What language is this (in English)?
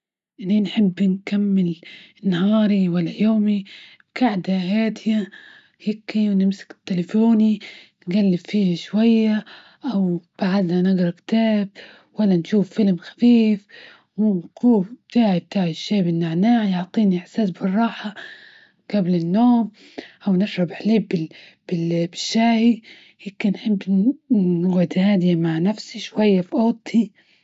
Libyan Arabic